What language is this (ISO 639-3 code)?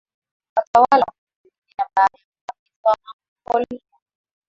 swa